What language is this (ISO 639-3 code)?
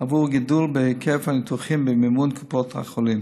heb